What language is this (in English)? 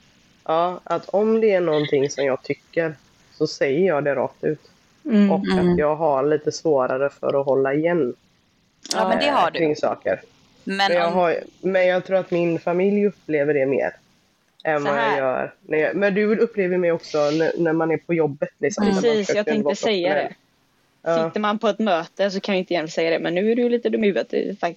Swedish